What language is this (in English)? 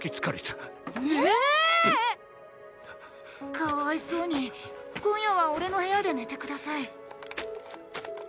Japanese